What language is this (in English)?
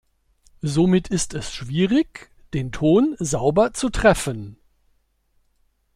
German